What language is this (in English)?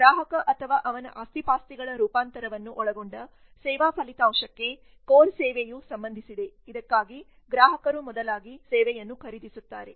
Kannada